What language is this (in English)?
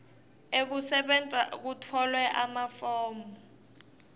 Swati